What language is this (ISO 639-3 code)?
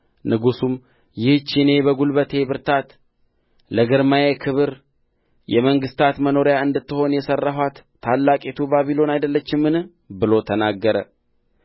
amh